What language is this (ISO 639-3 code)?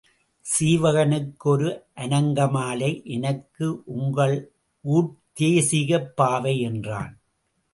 tam